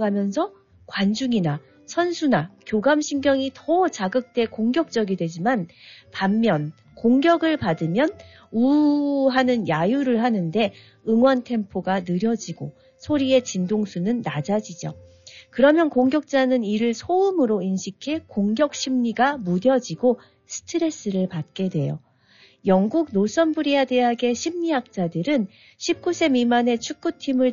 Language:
Korean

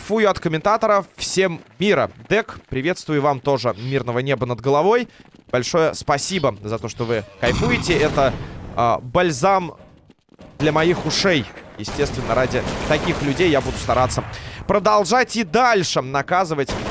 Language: Russian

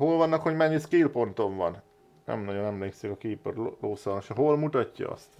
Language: Hungarian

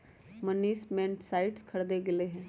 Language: Magahi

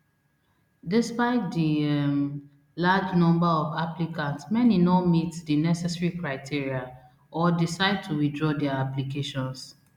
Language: Nigerian Pidgin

